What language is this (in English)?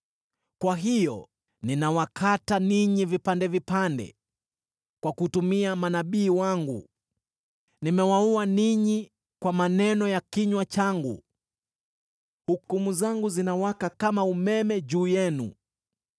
Swahili